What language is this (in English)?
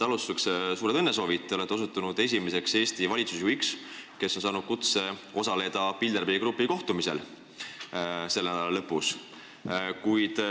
Estonian